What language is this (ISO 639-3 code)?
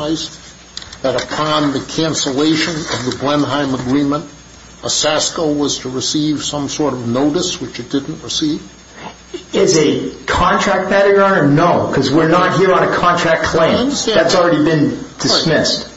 eng